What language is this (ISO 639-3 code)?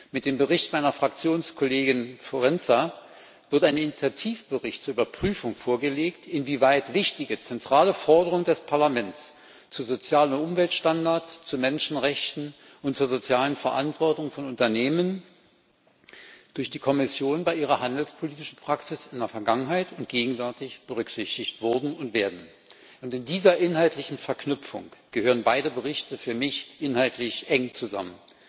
deu